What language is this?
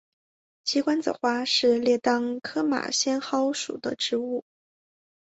Chinese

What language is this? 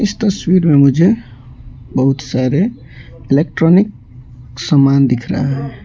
Hindi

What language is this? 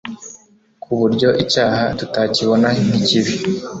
Kinyarwanda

